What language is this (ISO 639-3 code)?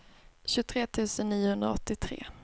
swe